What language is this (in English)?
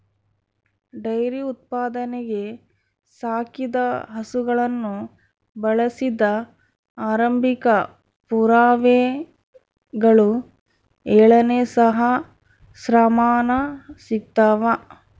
Kannada